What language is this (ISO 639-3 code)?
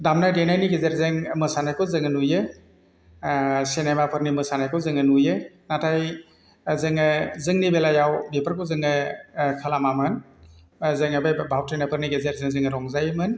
brx